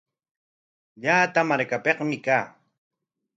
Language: Corongo Ancash Quechua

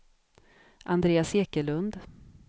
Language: Swedish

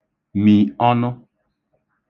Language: Igbo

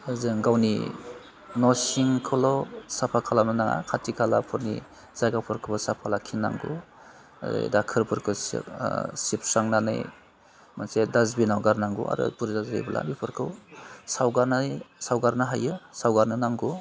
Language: Bodo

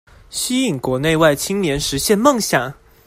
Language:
Chinese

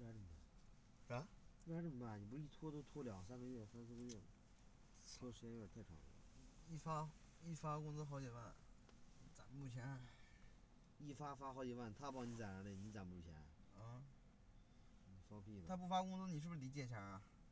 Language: Chinese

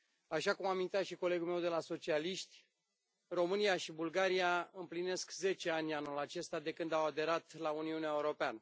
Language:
Romanian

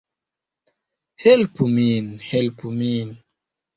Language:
Esperanto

